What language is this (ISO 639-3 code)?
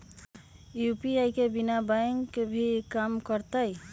mag